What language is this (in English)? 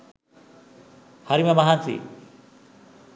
Sinhala